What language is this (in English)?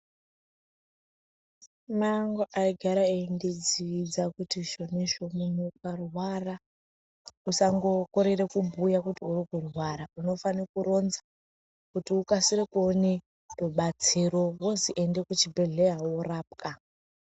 Ndau